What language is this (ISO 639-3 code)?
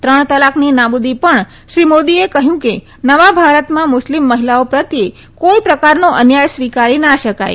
guj